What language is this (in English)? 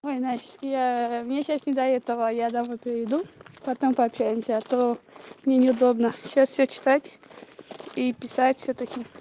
Russian